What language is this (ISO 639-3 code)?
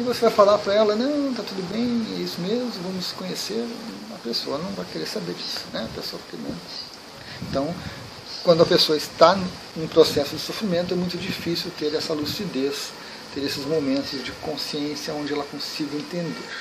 por